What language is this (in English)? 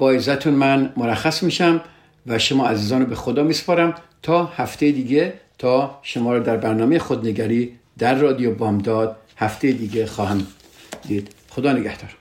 Persian